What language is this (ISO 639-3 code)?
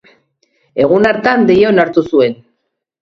eus